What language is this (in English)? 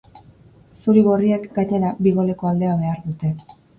Basque